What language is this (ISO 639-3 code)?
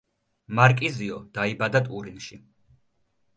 kat